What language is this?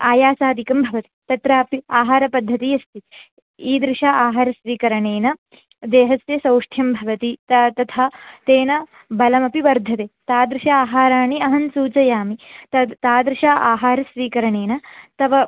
Sanskrit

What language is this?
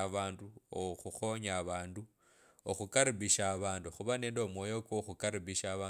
Kabras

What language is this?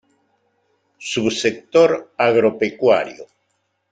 Spanish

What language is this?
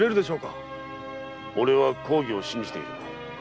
Japanese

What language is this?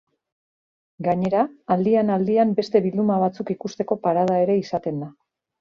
Basque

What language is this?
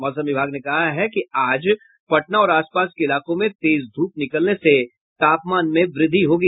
Hindi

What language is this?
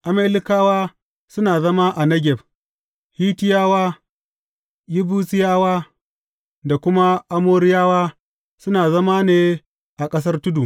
Hausa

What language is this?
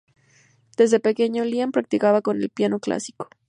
Spanish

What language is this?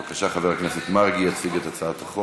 Hebrew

